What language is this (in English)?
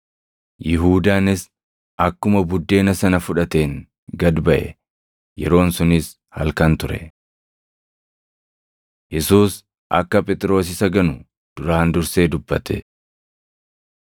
Oromo